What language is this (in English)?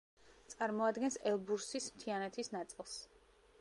Georgian